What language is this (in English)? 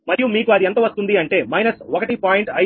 Telugu